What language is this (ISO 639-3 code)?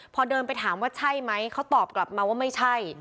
tha